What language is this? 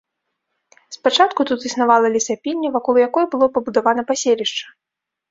Belarusian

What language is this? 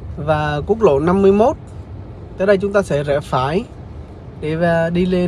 Vietnamese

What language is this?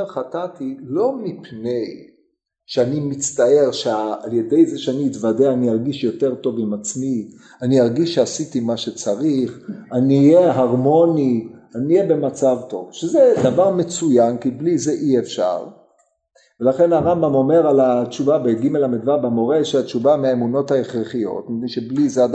Hebrew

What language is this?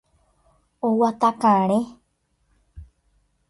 Guarani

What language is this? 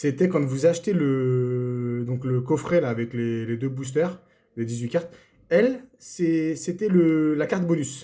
French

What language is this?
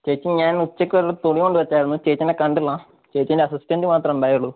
Malayalam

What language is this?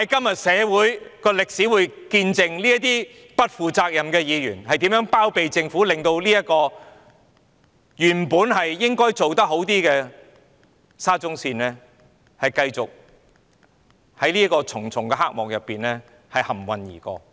Cantonese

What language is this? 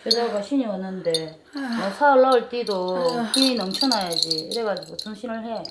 Korean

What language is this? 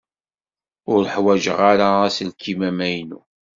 Kabyle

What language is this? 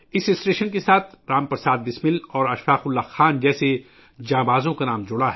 Urdu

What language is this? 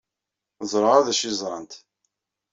Kabyle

